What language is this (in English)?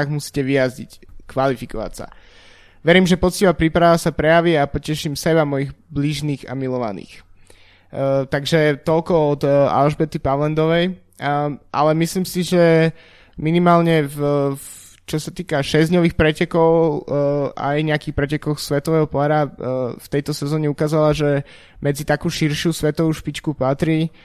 Slovak